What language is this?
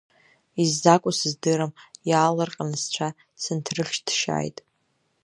Abkhazian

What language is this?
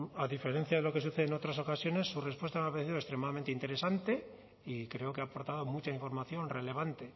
Spanish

